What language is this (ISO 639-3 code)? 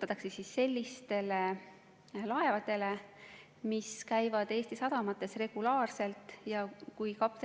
est